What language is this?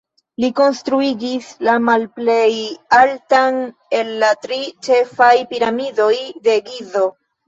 Esperanto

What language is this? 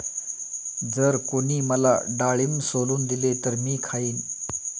Marathi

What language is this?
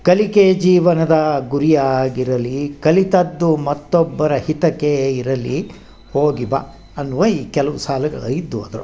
Kannada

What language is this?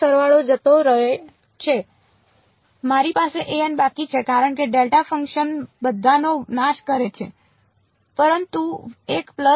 Gujarati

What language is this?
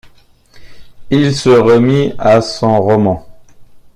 French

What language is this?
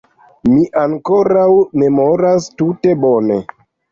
Esperanto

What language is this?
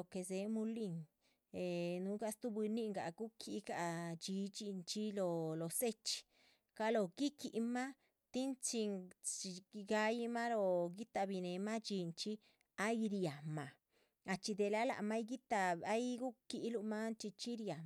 Chichicapan Zapotec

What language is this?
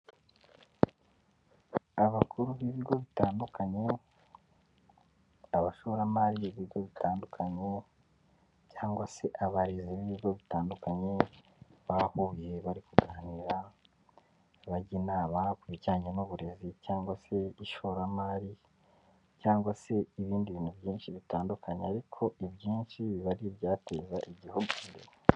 Kinyarwanda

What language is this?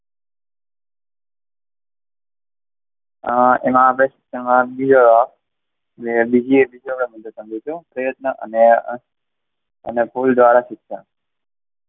Gujarati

